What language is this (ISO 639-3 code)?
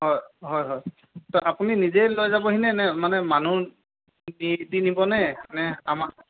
asm